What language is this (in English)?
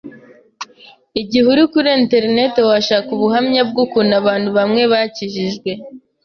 Kinyarwanda